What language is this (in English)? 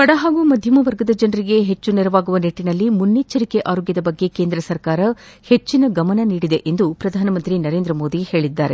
Kannada